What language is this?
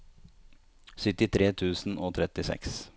Norwegian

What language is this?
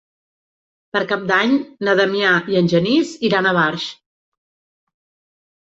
Catalan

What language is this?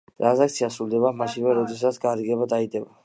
Georgian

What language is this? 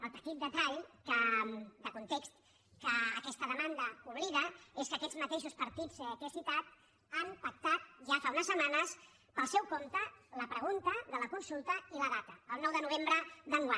Catalan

